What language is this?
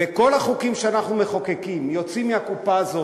Hebrew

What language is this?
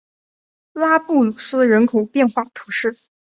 Chinese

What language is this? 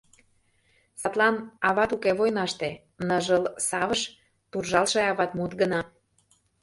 Mari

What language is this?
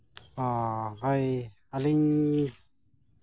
Santali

